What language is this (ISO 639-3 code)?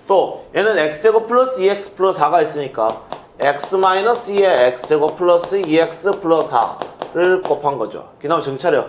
kor